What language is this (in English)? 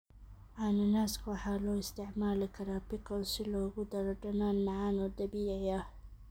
Somali